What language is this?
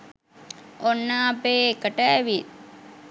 Sinhala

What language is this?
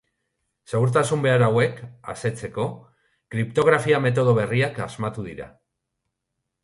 Basque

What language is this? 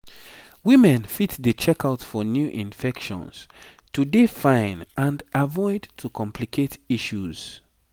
Nigerian Pidgin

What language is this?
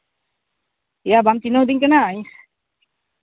Santali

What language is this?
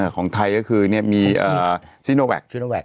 Thai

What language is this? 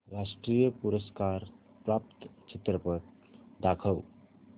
Marathi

